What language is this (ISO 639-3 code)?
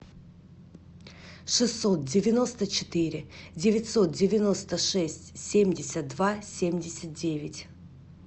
rus